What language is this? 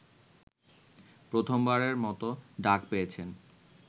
Bangla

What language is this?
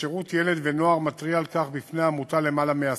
Hebrew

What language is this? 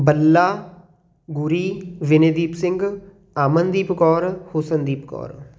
Punjabi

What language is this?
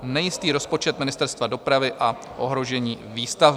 Czech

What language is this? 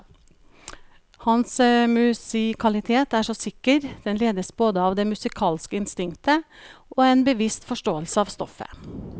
Norwegian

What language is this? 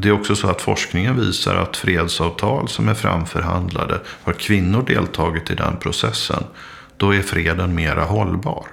Swedish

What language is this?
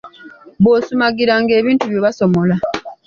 Ganda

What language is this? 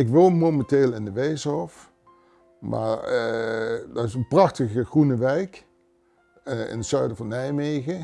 Dutch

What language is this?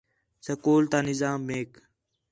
Khetrani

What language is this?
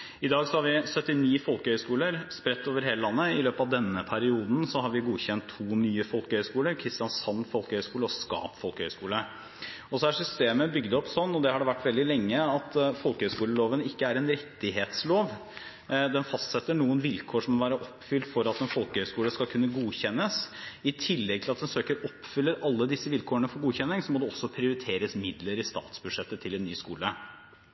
Norwegian Bokmål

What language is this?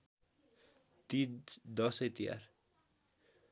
Nepali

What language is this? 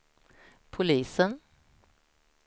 Swedish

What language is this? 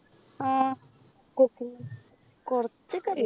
Malayalam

